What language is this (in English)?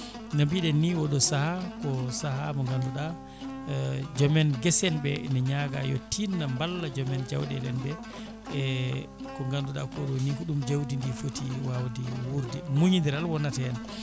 Fula